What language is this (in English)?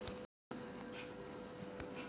Chhattisgarhi